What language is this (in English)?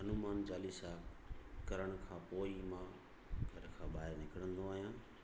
Sindhi